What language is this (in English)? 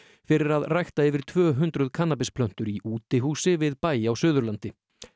Icelandic